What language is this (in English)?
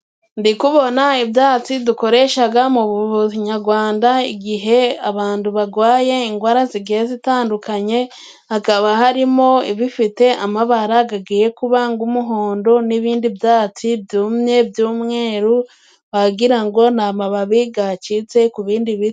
Kinyarwanda